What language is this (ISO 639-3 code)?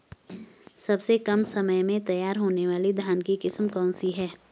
hin